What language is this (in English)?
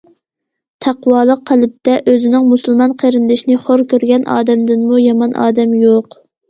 Uyghur